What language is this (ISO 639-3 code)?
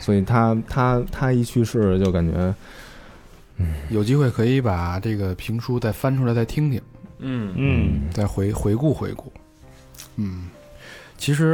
zho